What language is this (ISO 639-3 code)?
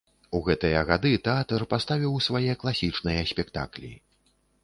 bel